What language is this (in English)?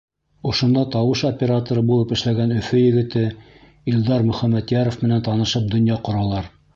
Bashkir